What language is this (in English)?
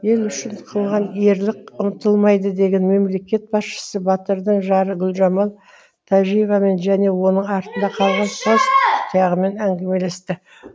Kazakh